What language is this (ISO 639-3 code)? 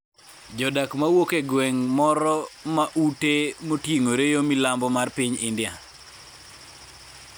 luo